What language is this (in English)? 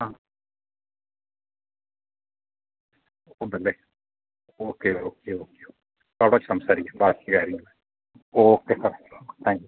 Malayalam